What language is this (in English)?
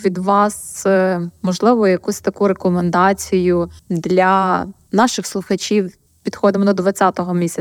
Ukrainian